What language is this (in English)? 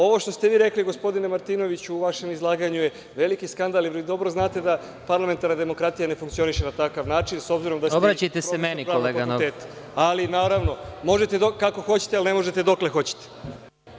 Serbian